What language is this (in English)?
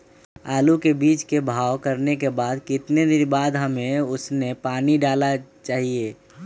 Magahi